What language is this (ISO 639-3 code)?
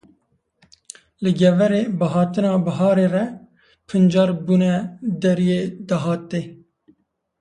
kur